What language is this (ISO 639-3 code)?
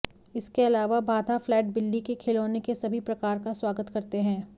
hin